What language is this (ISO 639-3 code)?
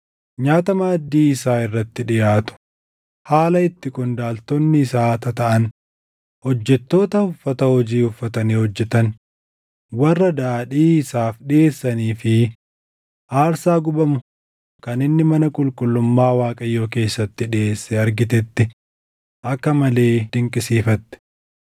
orm